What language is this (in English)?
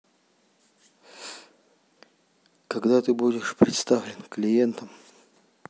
Russian